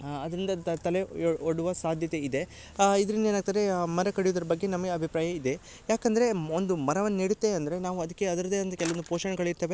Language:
Kannada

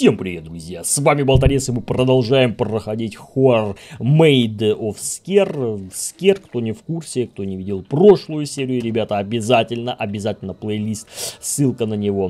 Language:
Russian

